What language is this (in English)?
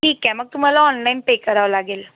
Marathi